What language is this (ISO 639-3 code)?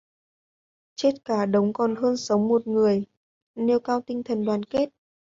vie